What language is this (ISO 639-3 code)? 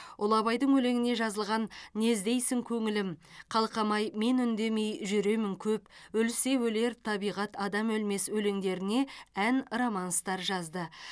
kaz